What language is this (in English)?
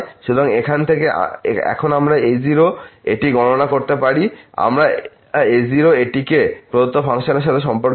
Bangla